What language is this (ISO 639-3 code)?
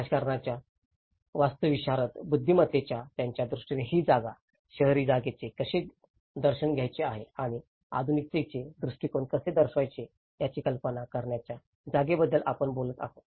mar